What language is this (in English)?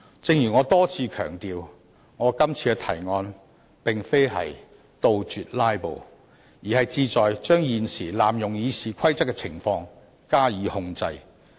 Cantonese